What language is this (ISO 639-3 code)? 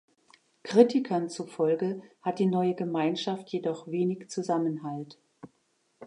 deu